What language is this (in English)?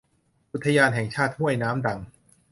Thai